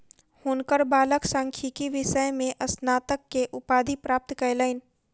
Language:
Maithili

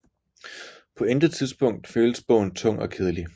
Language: Danish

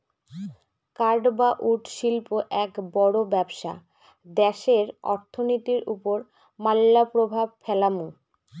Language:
Bangla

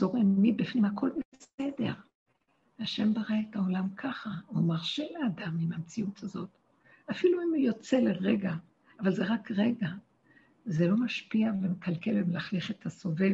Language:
Hebrew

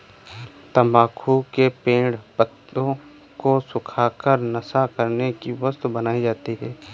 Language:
Hindi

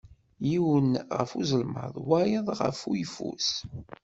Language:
Kabyle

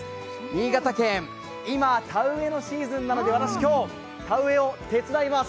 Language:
Japanese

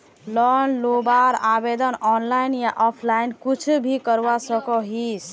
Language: Magahi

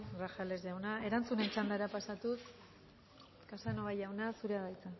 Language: Basque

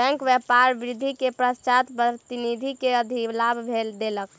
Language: Maithili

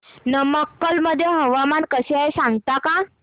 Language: Marathi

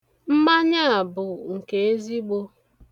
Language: Igbo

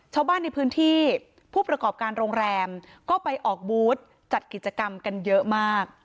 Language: Thai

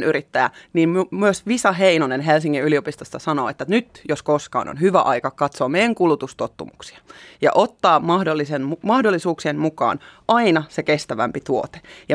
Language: Finnish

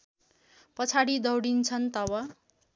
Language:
Nepali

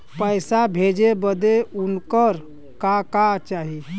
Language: Bhojpuri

